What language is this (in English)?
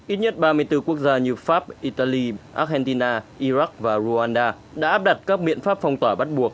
Vietnamese